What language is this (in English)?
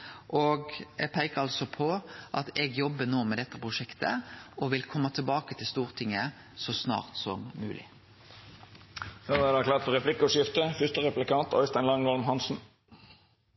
Norwegian Nynorsk